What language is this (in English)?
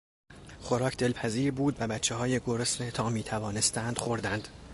Persian